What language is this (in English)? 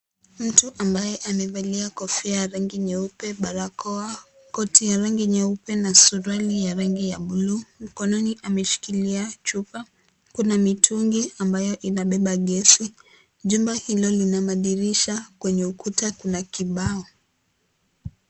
Swahili